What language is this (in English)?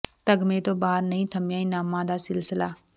Punjabi